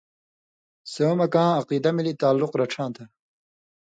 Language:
Indus Kohistani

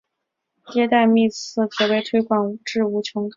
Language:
Chinese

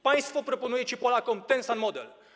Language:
Polish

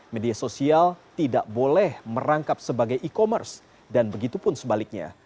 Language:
Indonesian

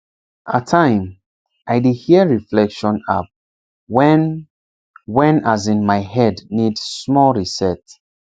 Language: Nigerian Pidgin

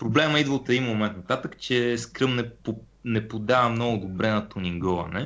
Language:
Bulgarian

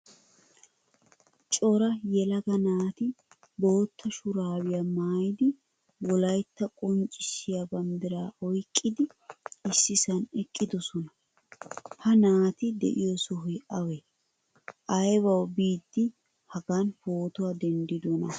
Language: Wolaytta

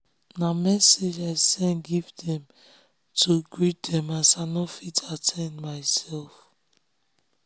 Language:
Nigerian Pidgin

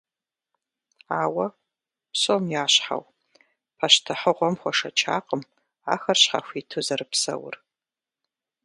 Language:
Kabardian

